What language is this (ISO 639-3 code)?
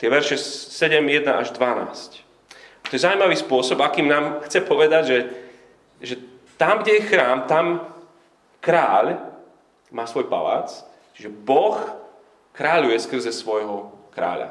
slk